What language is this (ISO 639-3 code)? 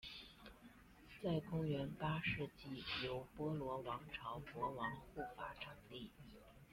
zho